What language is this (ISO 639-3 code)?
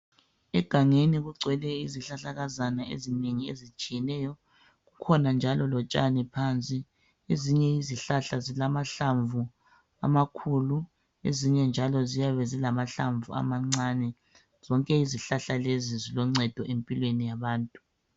nde